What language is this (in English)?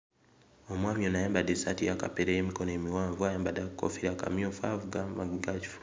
Ganda